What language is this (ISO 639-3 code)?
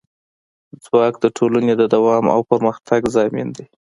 pus